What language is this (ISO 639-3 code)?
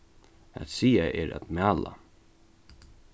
fao